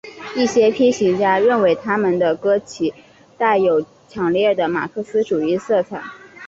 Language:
Chinese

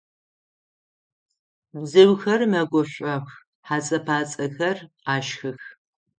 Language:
Adyghe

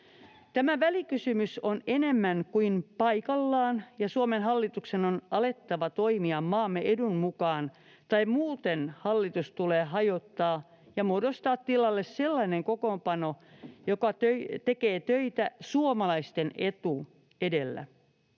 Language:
Finnish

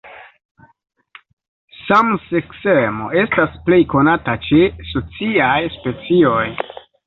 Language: Esperanto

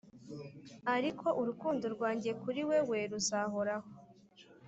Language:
Kinyarwanda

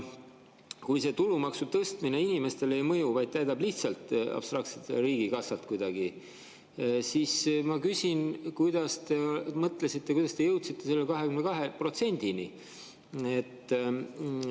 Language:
Estonian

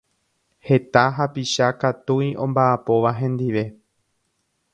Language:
Guarani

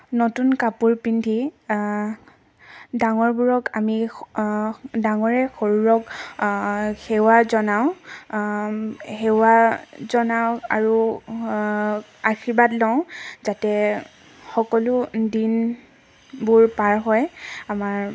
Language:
Assamese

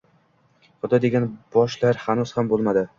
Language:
Uzbek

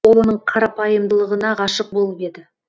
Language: Kazakh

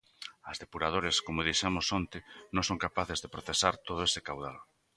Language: Galician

